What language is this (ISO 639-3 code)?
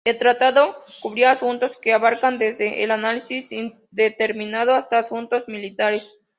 spa